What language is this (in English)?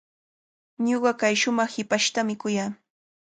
Cajatambo North Lima Quechua